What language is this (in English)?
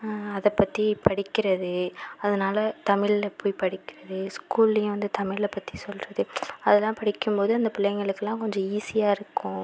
Tamil